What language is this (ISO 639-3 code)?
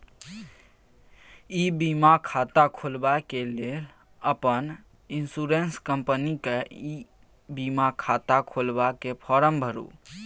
mai